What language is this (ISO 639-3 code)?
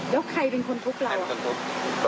tha